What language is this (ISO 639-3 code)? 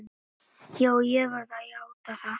isl